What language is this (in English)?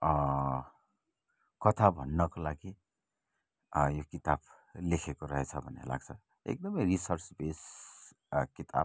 Nepali